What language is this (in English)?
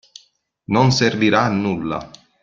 Italian